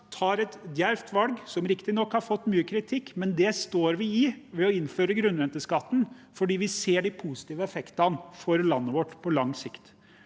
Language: Norwegian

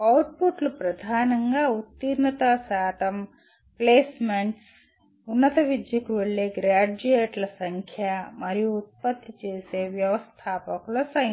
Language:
Telugu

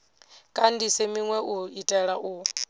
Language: Venda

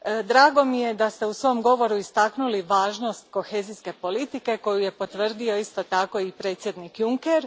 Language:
Croatian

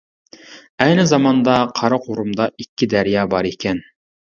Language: Uyghur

